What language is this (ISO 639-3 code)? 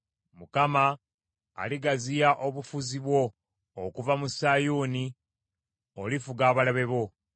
lug